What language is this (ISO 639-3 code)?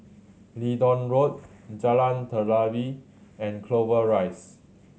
eng